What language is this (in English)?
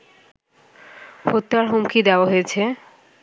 Bangla